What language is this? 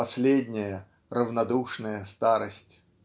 Russian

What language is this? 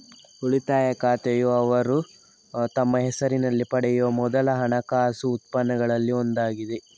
Kannada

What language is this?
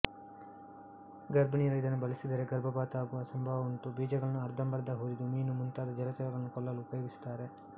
Kannada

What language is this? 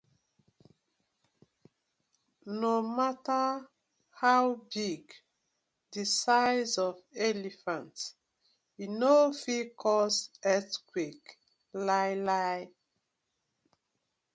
Nigerian Pidgin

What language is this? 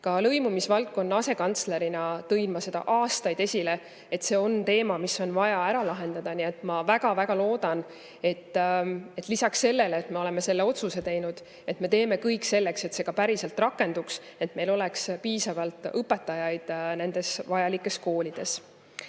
Estonian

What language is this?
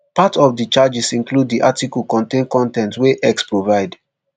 Nigerian Pidgin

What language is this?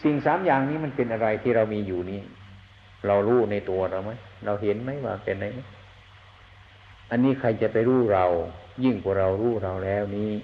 Thai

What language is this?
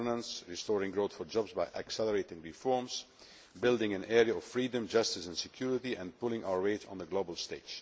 English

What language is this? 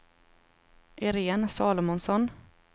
Swedish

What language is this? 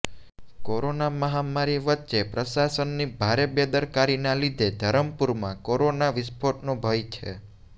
Gujarati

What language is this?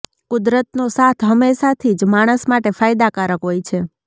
Gujarati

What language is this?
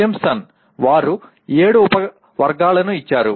Telugu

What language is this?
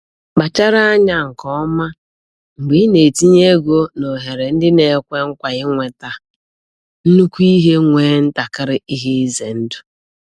Igbo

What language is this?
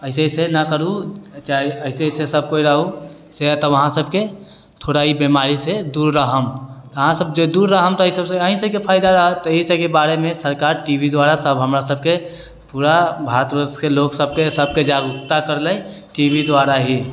Maithili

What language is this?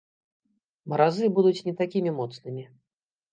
Belarusian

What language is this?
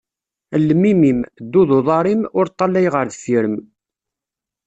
Kabyle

